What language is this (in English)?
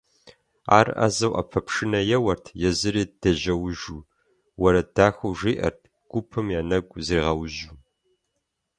Kabardian